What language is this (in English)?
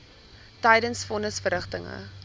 Afrikaans